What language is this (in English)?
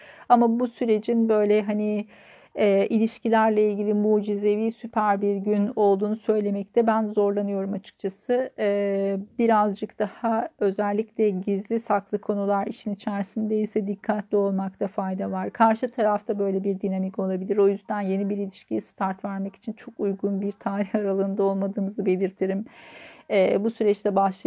Turkish